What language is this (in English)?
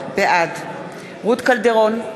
Hebrew